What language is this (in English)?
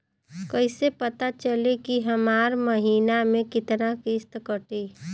Bhojpuri